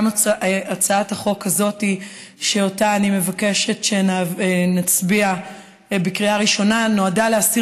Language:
Hebrew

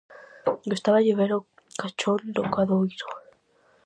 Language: Galician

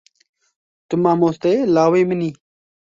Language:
Kurdish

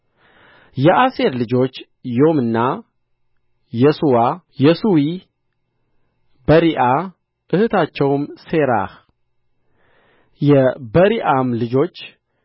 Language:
Amharic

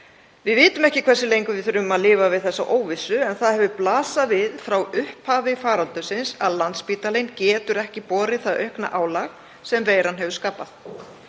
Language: Icelandic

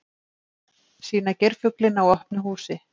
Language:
Icelandic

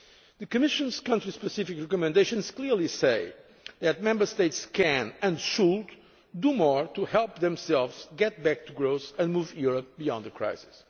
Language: English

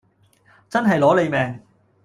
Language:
Cantonese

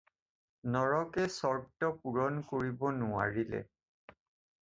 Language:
Assamese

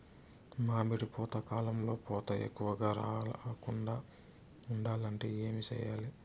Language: Telugu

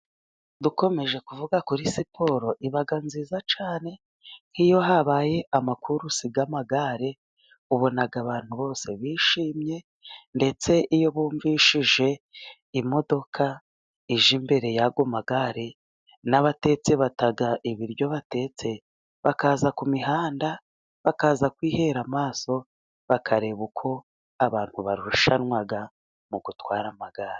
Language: Kinyarwanda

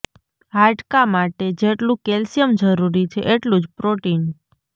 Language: Gujarati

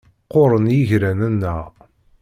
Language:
Kabyle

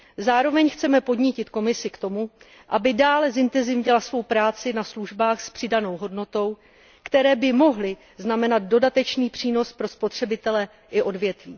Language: Czech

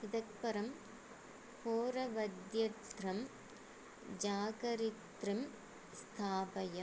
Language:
Sanskrit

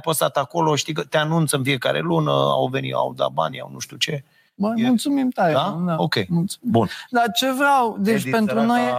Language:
Romanian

